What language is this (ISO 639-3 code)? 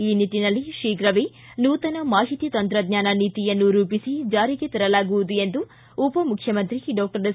kan